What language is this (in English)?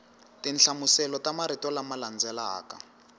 Tsonga